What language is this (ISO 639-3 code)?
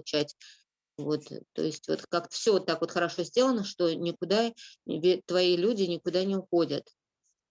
rus